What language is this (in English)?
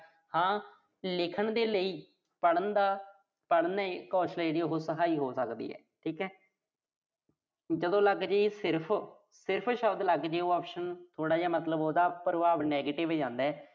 Punjabi